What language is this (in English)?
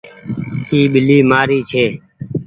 Goaria